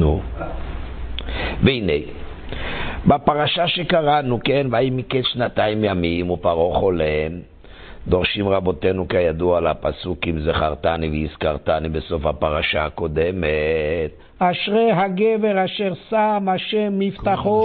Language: Hebrew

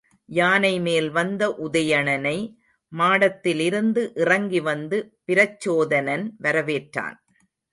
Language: Tamil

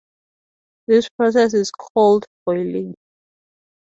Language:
English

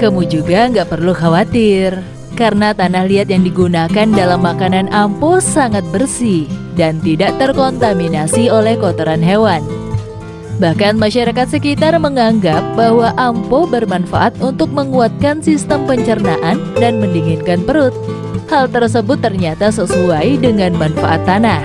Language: Indonesian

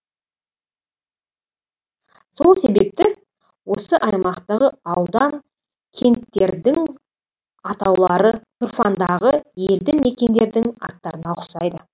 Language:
Kazakh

